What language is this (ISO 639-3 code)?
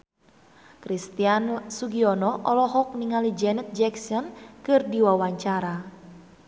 sun